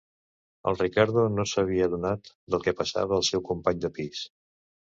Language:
Catalan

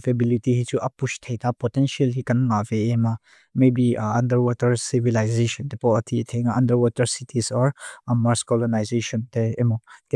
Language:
Mizo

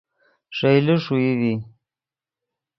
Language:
Yidgha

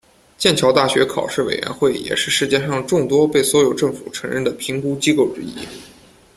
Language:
Chinese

